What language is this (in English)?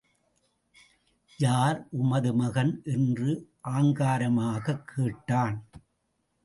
Tamil